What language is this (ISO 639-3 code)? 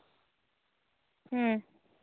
sat